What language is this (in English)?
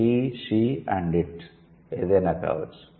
Telugu